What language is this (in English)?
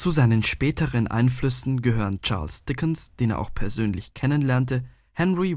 German